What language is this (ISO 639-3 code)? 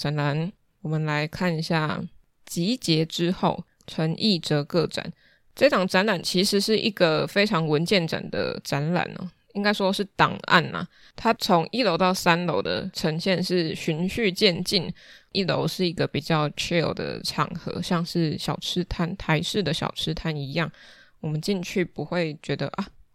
zho